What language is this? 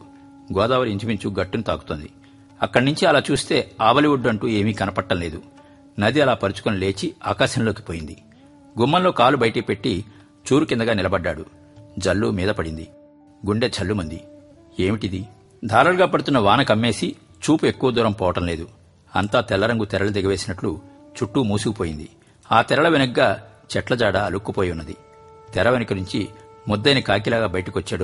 Telugu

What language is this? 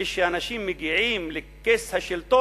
Hebrew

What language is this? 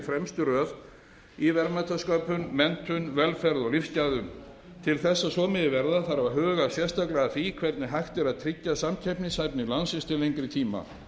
Icelandic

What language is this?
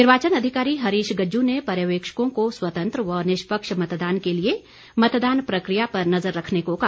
Hindi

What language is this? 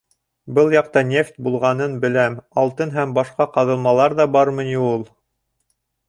Bashkir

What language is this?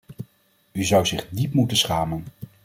Dutch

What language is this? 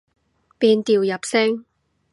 Cantonese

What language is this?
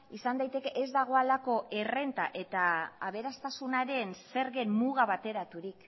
Basque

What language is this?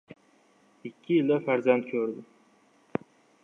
Uzbek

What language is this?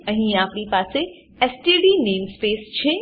Gujarati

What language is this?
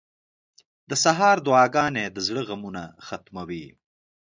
Pashto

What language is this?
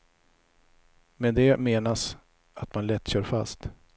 Swedish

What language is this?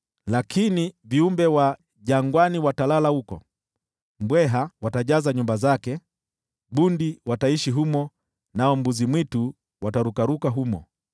Swahili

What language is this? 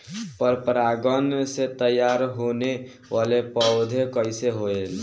Bhojpuri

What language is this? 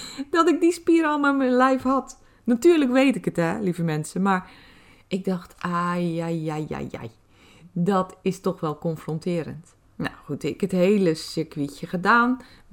Dutch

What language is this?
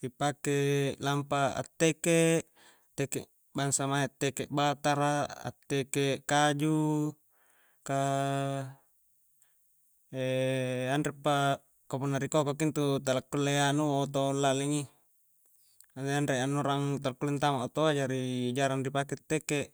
Coastal Konjo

